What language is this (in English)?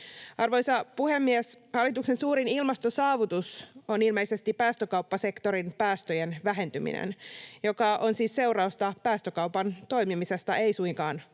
Finnish